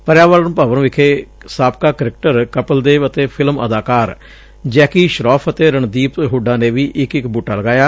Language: Punjabi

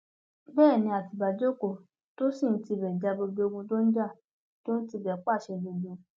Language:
Yoruba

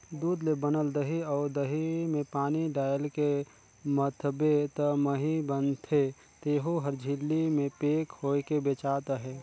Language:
Chhattisgarhi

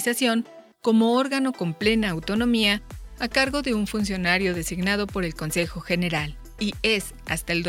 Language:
Spanish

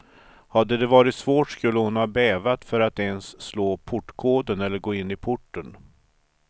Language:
Swedish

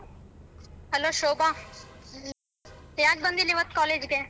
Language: Kannada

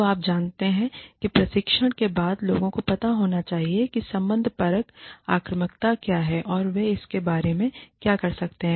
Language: Hindi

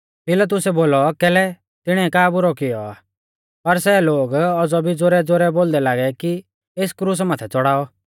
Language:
Mahasu Pahari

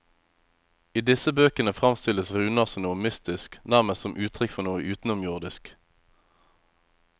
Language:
Norwegian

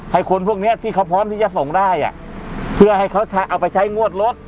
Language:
Thai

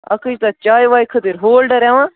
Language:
Kashmiri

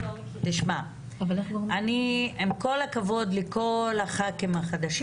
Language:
Hebrew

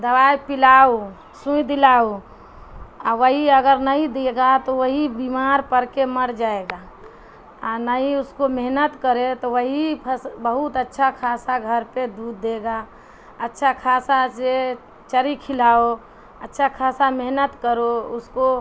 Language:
Urdu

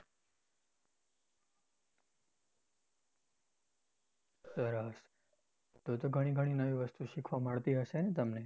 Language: Gujarati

